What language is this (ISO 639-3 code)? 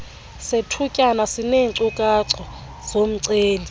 xho